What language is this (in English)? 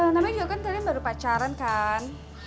Indonesian